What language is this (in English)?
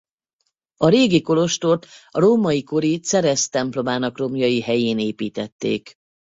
Hungarian